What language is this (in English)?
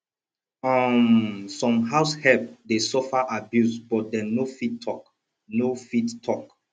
Nigerian Pidgin